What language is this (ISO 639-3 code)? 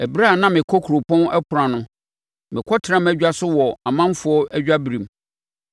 aka